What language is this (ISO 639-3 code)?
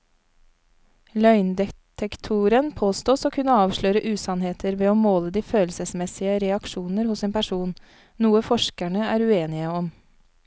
nor